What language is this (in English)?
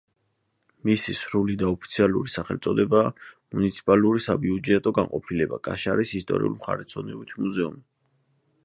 Georgian